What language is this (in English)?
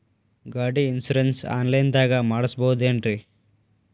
Kannada